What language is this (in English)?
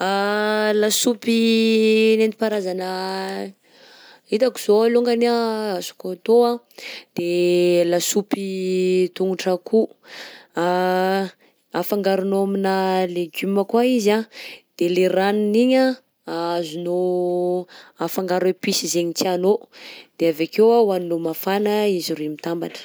Southern Betsimisaraka Malagasy